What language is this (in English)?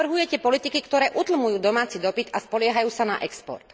Slovak